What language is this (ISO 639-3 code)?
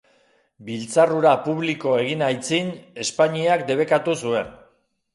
eus